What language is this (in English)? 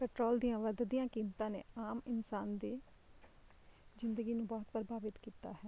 Punjabi